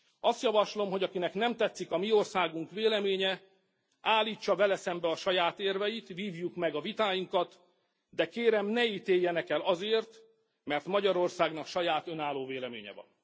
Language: Hungarian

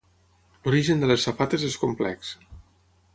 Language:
Catalan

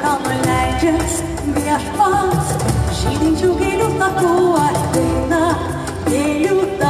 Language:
Lithuanian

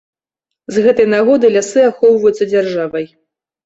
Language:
Belarusian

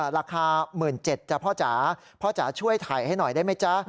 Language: Thai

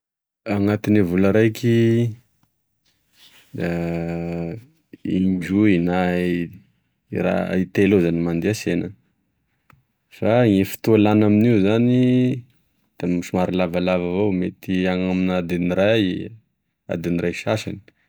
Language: Tesaka Malagasy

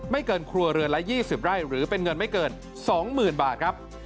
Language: Thai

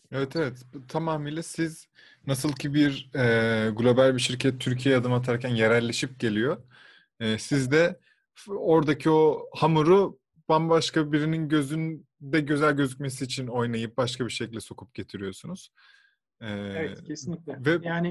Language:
Turkish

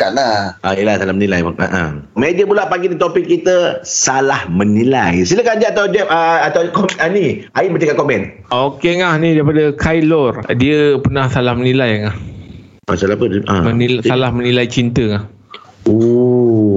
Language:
Malay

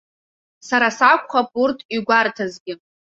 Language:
Abkhazian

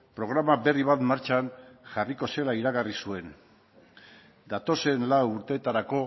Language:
Basque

